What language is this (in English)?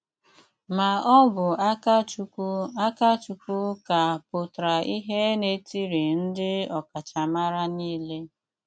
Igbo